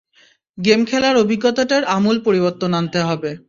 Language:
Bangla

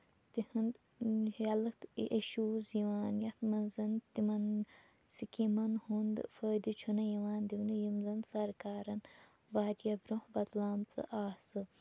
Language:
Kashmiri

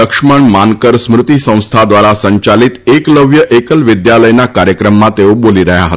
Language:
Gujarati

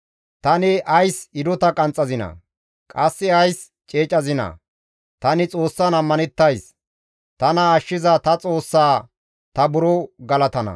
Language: Gamo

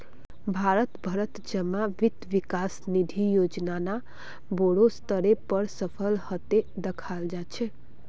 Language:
Magahi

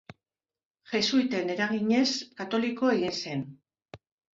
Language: Basque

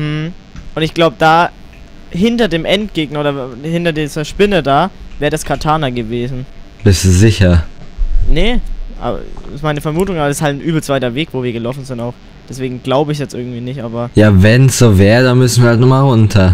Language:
German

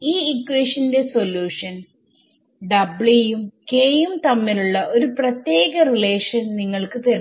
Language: Malayalam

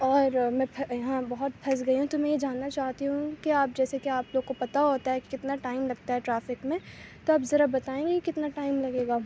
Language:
Urdu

